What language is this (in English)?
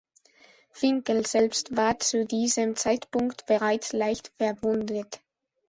German